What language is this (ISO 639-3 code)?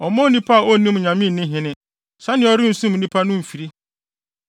aka